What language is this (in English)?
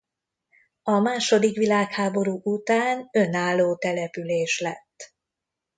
Hungarian